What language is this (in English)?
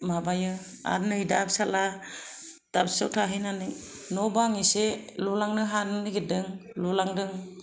Bodo